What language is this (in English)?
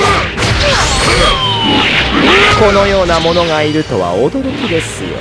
Japanese